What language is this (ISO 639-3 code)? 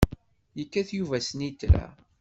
kab